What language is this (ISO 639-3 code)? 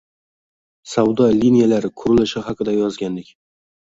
uzb